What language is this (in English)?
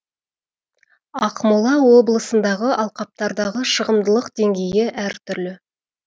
Kazakh